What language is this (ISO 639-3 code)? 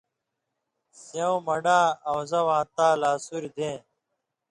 mvy